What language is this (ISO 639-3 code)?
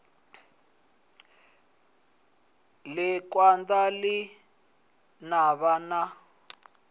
ven